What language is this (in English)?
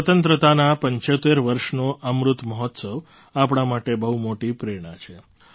Gujarati